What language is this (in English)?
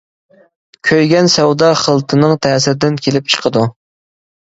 Uyghur